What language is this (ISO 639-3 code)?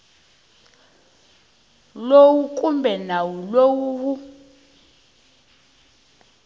tso